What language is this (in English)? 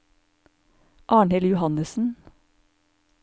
Norwegian